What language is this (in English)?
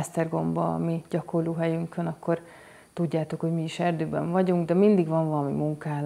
Hungarian